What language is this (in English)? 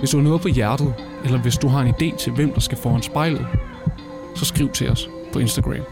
Danish